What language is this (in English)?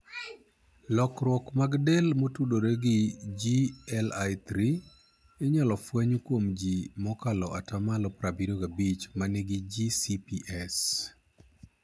Luo (Kenya and Tanzania)